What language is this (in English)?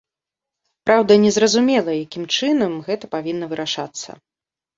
Belarusian